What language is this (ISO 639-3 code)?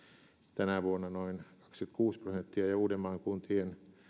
fin